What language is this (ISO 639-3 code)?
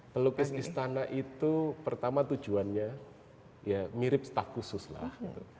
ind